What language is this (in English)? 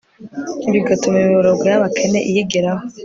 Kinyarwanda